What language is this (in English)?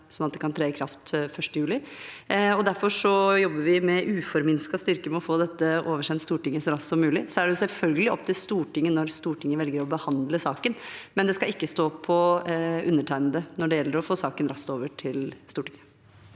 Norwegian